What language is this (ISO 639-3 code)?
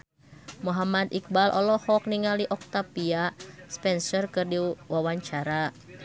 sun